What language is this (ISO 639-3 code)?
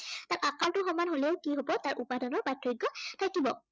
asm